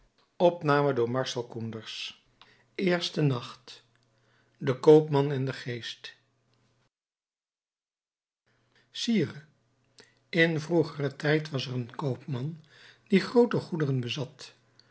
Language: Dutch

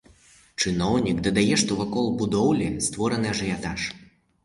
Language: Belarusian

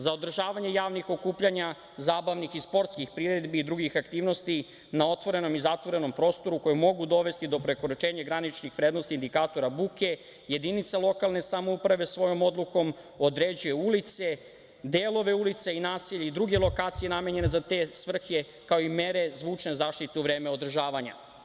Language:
Serbian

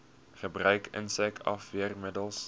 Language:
Afrikaans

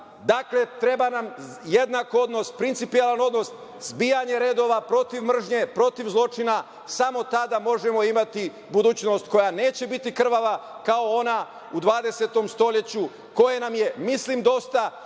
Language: Serbian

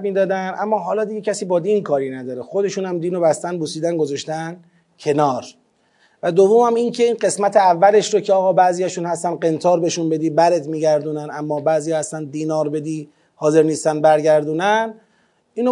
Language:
Persian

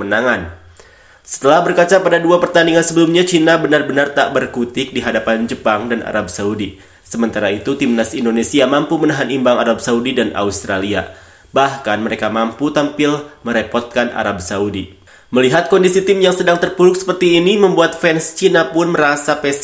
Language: Indonesian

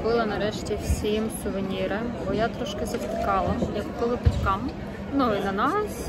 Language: Ukrainian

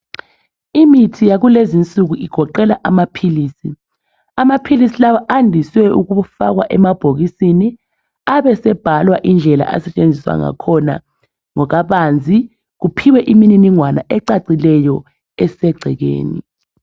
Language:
North Ndebele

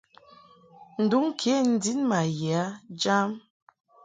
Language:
Mungaka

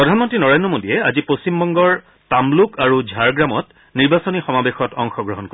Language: Assamese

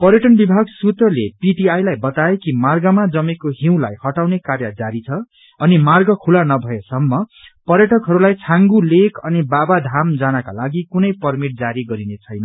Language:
Nepali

